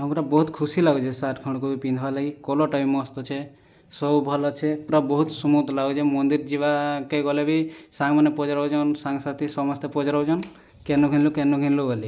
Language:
Odia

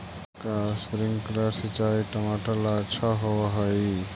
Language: Magahi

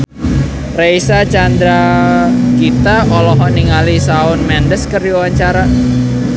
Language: Sundanese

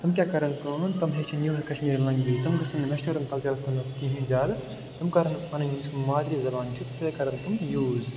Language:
Kashmiri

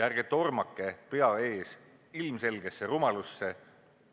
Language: Estonian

